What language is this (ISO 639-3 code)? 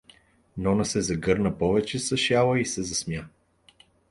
bul